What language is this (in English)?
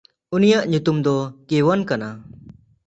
Santali